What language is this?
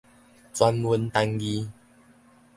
Min Nan Chinese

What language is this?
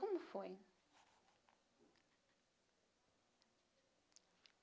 Portuguese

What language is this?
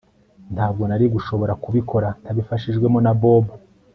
Kinyarwanda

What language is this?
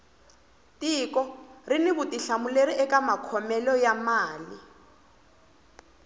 Tsonga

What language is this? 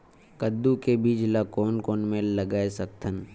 Chhattisgarhi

